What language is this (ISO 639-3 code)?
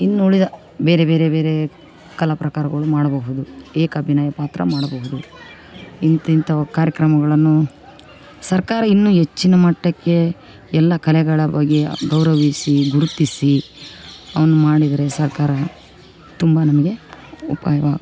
kan